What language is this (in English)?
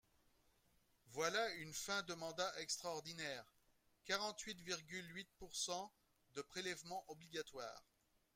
French